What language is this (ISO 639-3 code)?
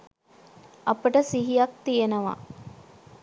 sin